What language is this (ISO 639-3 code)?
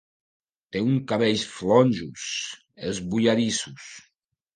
cat